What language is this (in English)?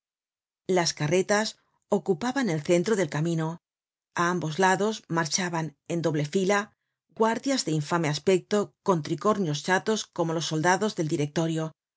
Spanish